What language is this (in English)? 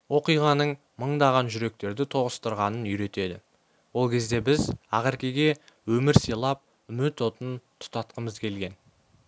Kazakh